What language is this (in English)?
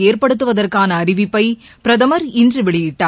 Tamil